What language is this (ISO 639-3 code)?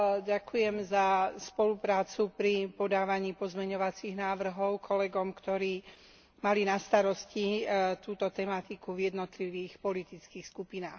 slk